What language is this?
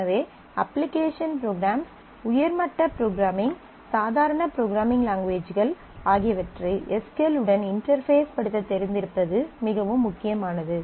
Tamil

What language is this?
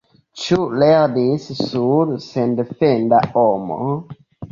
Esperanto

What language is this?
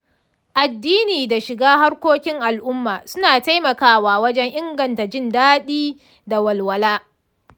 Hausa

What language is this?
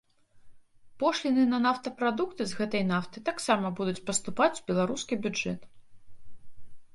Belarusian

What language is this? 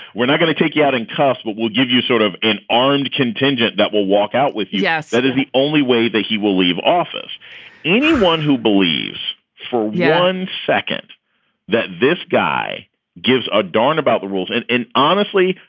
English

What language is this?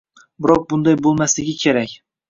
Uzbek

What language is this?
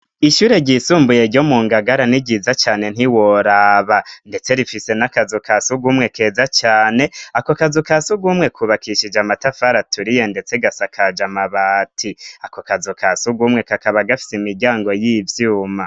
Rundi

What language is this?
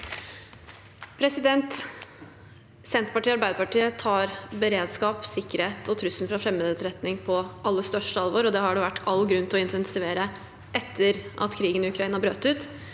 Norwegian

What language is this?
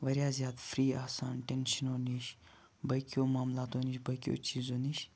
Kashmiri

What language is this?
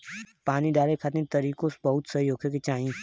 Bhojpuri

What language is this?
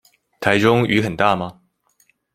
Chinese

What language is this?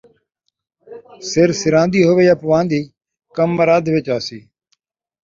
Saraiki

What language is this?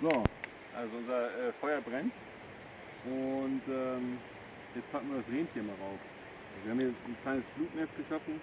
German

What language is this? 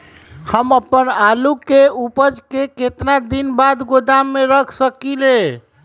Magahi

